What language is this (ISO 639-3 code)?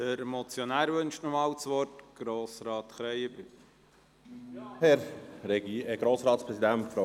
gsw